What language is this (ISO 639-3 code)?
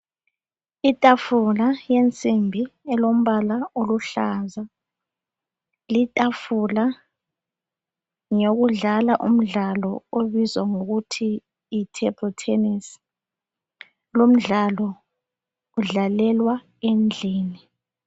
nde